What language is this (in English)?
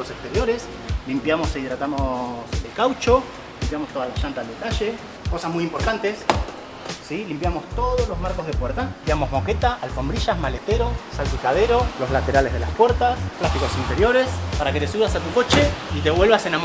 Spanish